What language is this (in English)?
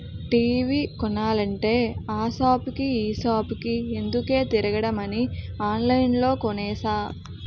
Telugu